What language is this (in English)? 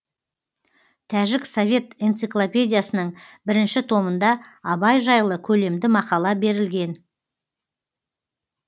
Kazakh